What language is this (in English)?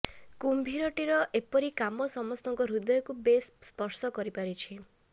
Odia